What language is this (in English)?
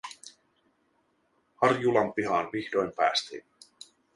Finnish